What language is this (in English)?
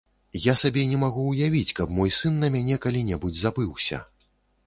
Belarusian